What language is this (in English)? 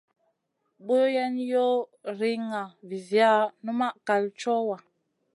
Masana